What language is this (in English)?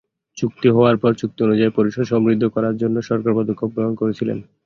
Bangla